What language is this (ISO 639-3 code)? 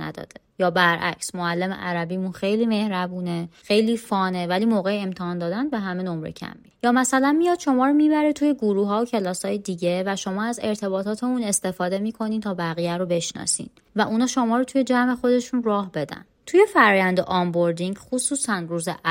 fas